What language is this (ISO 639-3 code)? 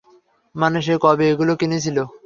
ben